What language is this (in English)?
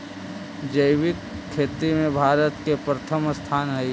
Magahi